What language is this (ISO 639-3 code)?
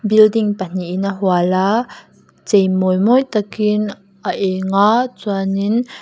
lus